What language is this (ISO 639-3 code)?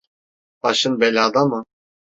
tur